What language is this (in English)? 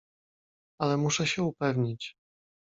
Polish